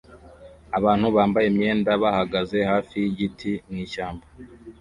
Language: Kinyarwanda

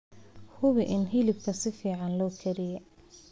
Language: Somali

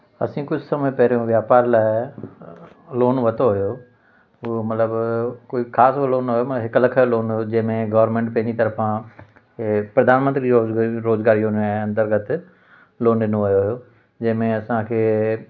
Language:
Sindhi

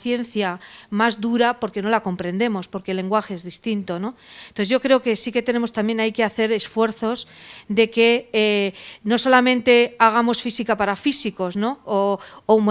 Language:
Spanish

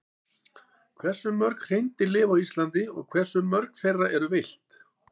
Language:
Icelandic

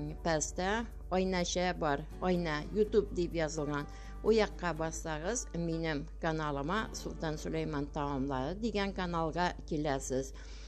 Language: Turkish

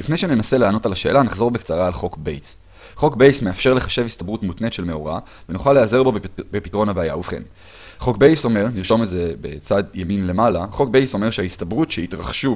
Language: Hebrew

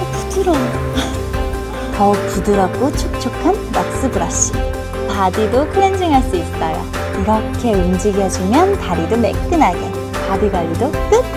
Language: Korean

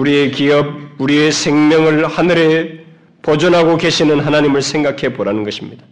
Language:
Korean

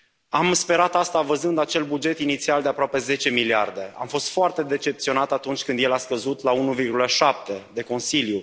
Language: Romanian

